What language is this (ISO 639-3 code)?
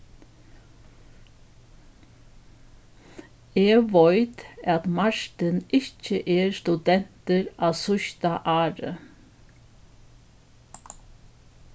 fao